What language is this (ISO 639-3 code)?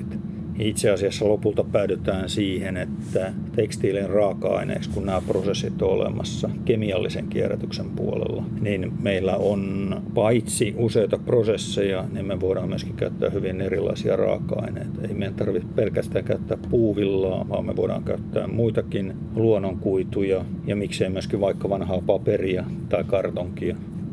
fin